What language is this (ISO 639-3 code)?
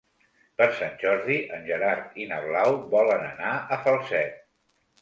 cat